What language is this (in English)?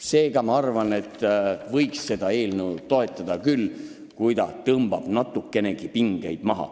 Estonian